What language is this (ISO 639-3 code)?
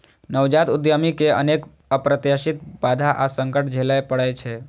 mai